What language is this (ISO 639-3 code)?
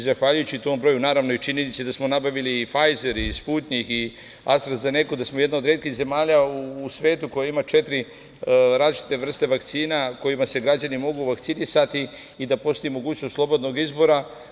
srp